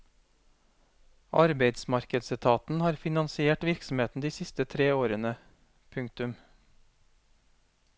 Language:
Norwegian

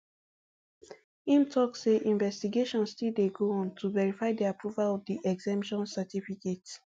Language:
Nigerian Pidgin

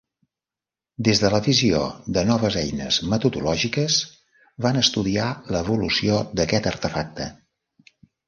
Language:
Catalan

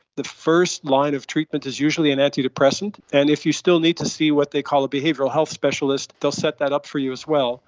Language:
English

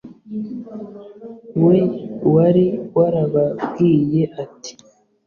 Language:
Kinyarwanda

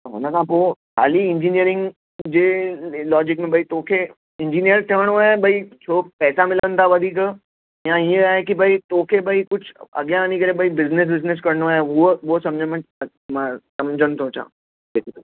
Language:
Sindhi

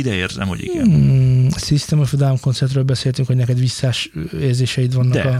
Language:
Hungarian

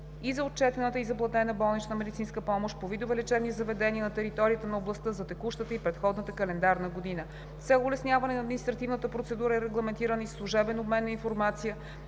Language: Bulgarian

